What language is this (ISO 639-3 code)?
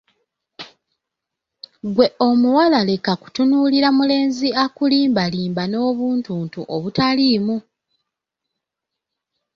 lug